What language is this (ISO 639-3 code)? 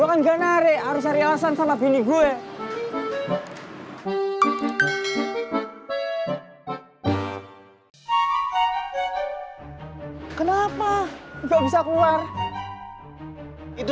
ind